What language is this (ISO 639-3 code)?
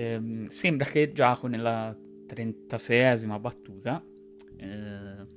ita